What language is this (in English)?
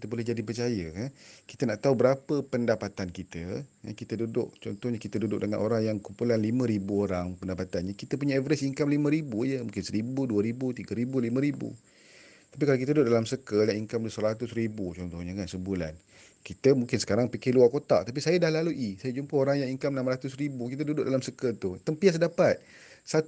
Malay